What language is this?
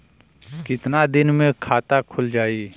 Bhojpuri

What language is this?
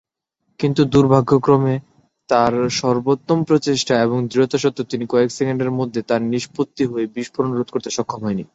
Bangla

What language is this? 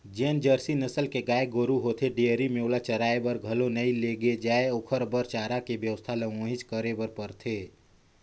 Chhattisgarhi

